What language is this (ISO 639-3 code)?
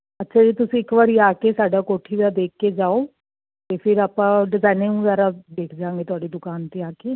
pan